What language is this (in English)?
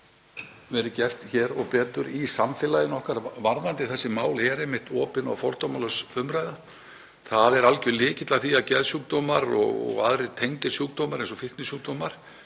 Icelandic